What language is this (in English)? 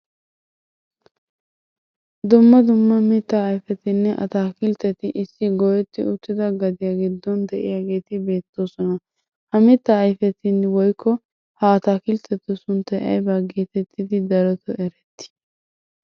Wolaytta